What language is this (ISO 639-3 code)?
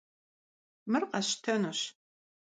kbd